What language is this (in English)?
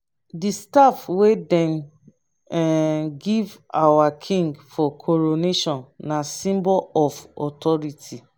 Nigerian Pidgin